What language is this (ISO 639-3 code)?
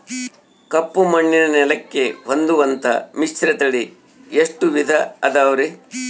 kan